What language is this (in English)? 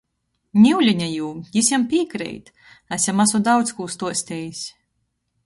Latgalian